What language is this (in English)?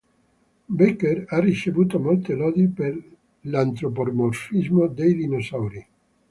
Italian